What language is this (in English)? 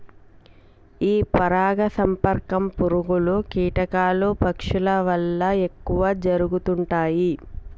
Telugu